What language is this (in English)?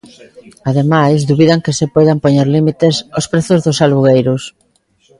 Galician